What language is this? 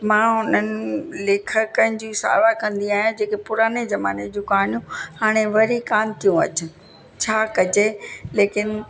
Sindhi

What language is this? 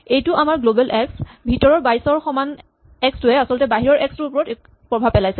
Assamese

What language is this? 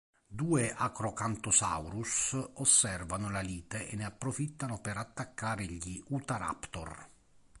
Italian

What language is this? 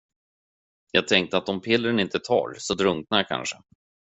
Swedish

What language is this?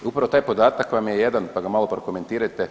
Croatian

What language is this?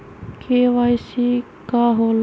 Magahi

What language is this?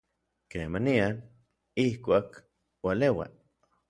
Orizaba Nahuatl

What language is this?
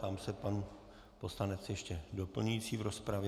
Czech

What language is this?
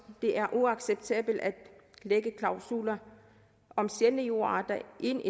Danish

